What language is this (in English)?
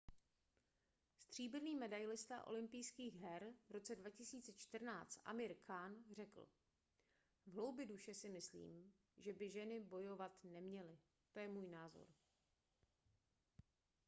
Czech